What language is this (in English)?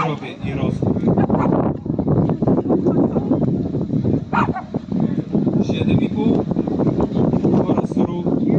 Polish